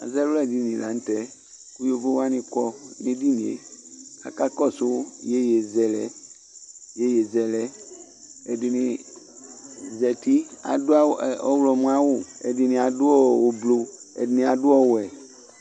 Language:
Ikposo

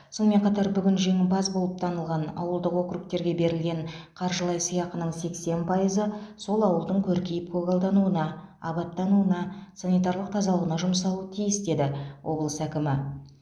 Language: Kazakh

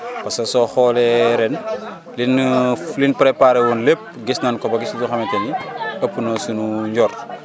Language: Wolof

